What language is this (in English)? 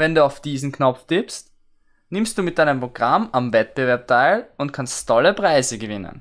German